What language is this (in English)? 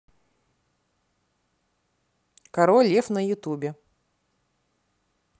Russian